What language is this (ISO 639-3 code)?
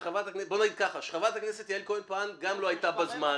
heb